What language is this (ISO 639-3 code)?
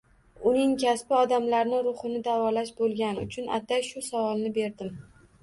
uzb